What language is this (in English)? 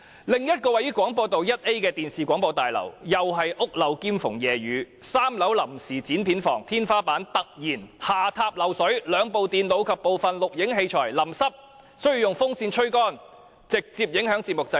Cantonese